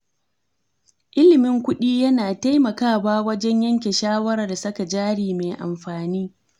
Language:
Hausa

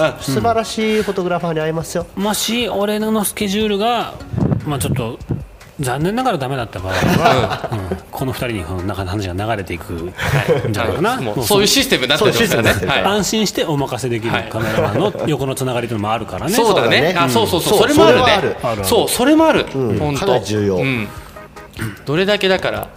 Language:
Japanese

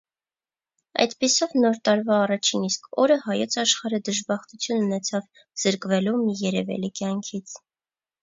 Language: Armenian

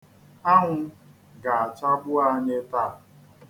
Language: Igbo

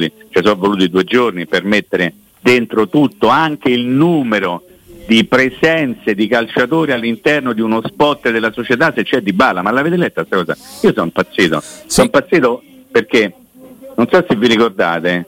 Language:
Italian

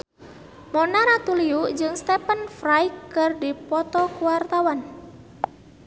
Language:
Sundanese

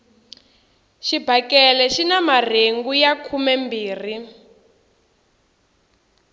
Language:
Tsonga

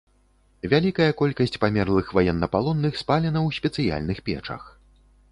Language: Belarusian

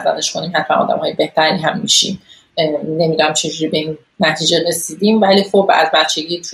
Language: Persian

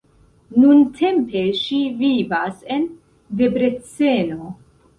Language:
Esperanto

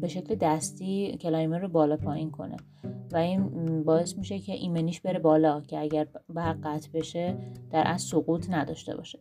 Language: Persian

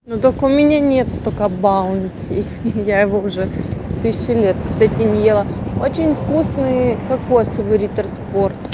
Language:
Russian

